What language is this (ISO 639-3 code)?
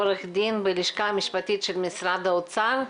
heb